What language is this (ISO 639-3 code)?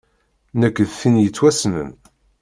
kab